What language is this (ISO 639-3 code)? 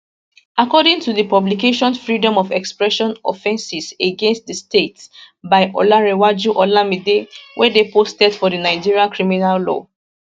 pcm